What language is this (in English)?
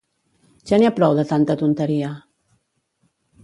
Catalan